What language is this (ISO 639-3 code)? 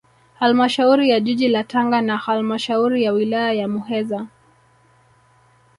swa